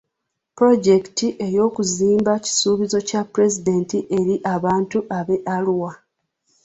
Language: Ganda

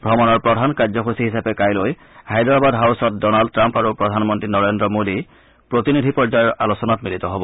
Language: Assamese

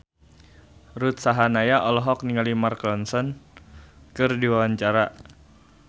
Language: Sundanese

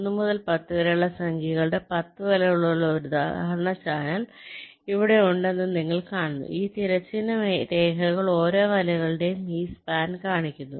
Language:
Malayalam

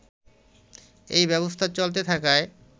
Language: Bangla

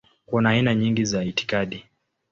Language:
Swahili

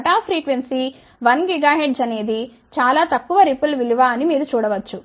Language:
Telugu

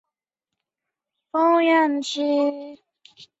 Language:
Chinese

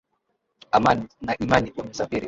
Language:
Swahili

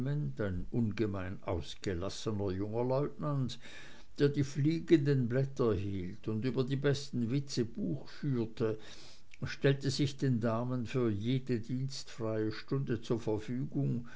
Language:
German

